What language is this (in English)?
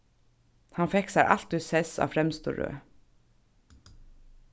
Faroese